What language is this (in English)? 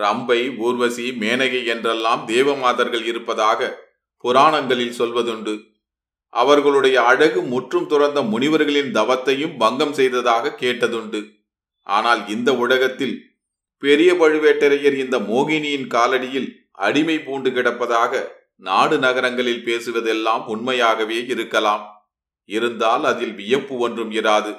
Tamil